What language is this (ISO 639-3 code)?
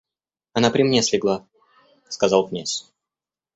rus